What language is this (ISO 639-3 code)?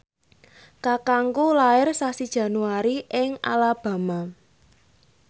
jav